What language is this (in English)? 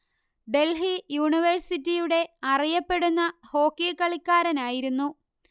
Malayalam